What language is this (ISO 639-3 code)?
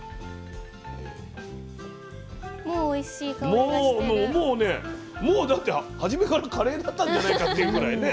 jpn